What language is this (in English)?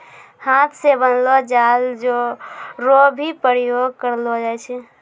Maithili